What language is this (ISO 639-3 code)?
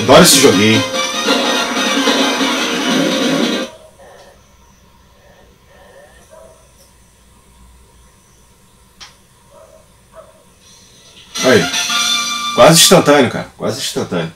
por